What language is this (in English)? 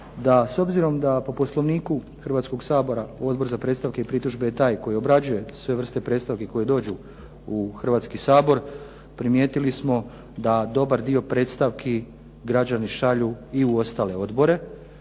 Croatian